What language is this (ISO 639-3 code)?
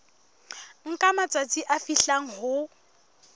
sot